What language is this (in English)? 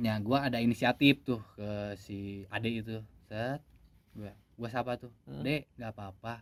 Indonesian